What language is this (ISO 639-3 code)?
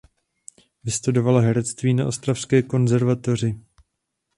ces